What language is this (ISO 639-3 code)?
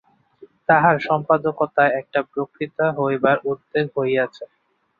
ben